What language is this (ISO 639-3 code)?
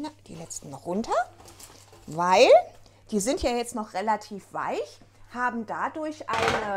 deu